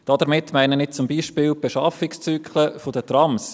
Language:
Swiss German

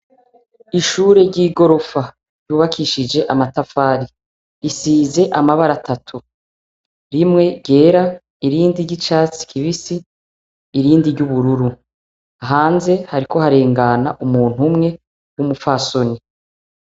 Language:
Rundi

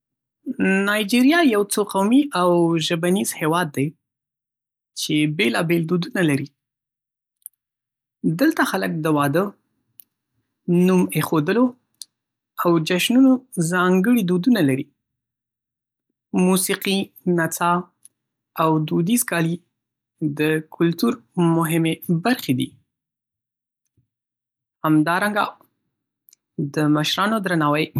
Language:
Pashto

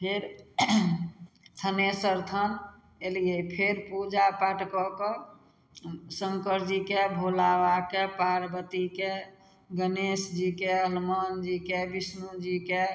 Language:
Maithili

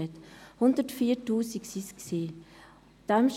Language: Swiss German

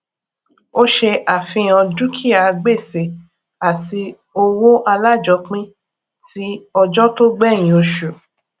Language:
Yoruba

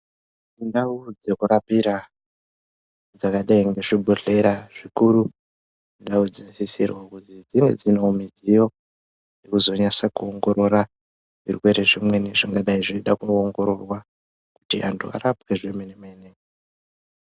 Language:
Ndau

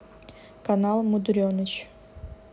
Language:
Russian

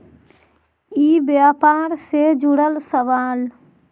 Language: Magahi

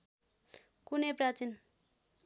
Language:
Nepali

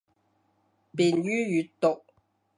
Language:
Cantonese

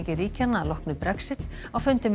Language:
Icelandic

